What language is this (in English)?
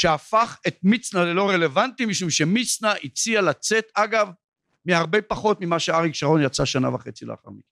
Hebrew